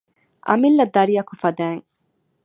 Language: Divehi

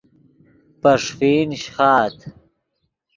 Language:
Yidgha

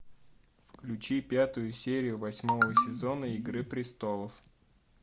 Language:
Russian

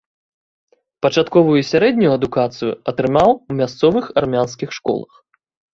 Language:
Belarusian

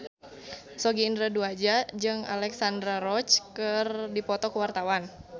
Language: Sundanese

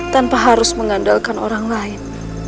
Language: Indonesian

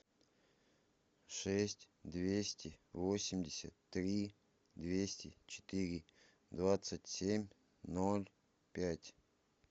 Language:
Russian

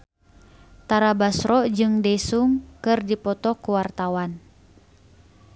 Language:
Sundanese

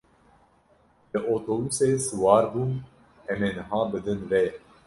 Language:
Kurdish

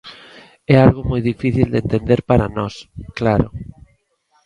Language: Galician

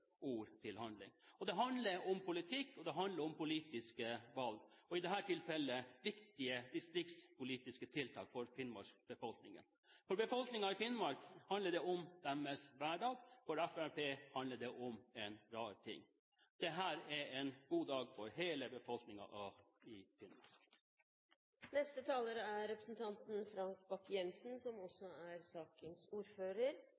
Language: Norwegian Bokmål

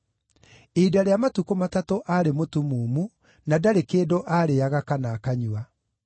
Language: Kikuyu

